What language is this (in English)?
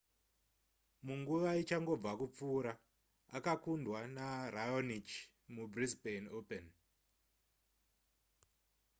Shona